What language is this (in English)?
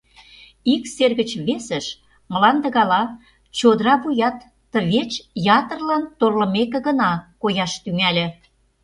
Mari